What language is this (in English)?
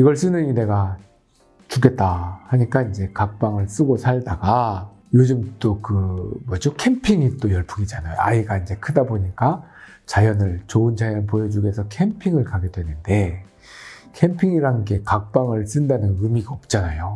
Korean